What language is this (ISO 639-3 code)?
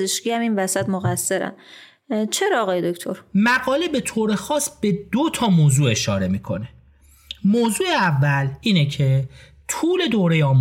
fas